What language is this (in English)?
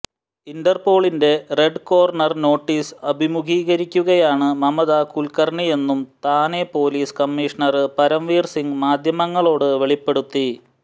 Malayalam